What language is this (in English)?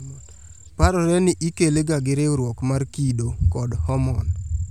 Luo (Kenya and Tanzania)